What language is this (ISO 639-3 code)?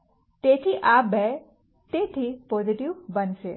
guj